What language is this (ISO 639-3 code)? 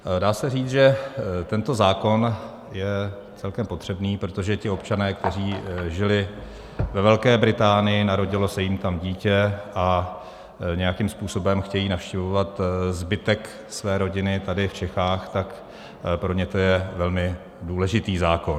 ces